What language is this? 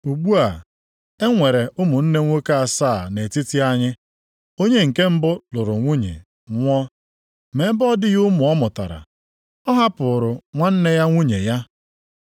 Igbo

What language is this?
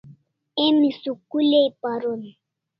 Kalasha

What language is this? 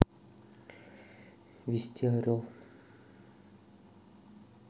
Russian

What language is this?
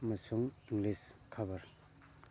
Manipuri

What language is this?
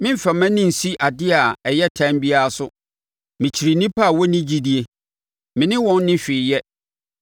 Akan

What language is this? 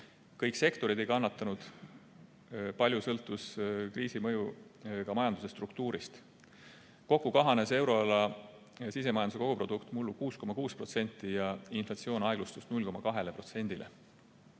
Estonian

